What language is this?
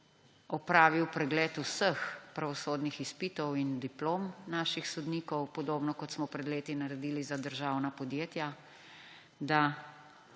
Slovenian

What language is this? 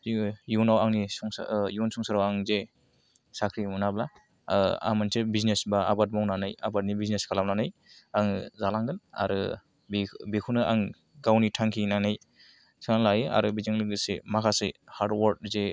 Bodo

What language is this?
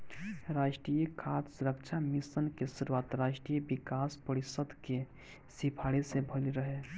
Bhojpuri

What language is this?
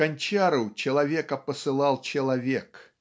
Russian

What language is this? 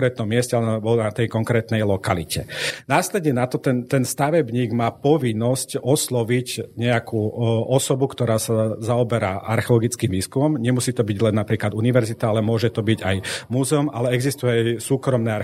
Slovak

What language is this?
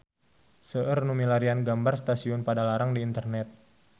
Sundanese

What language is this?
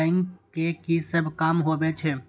Maithili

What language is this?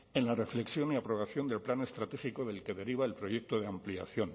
Spanish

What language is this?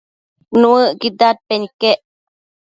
Matsés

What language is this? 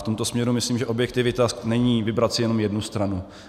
Czech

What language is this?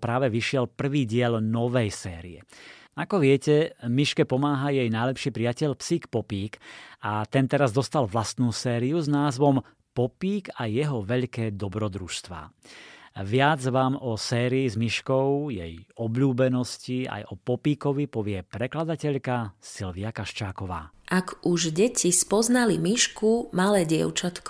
Slovak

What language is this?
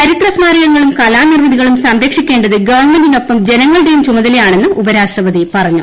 Malayalam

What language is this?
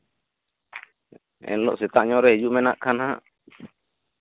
Santali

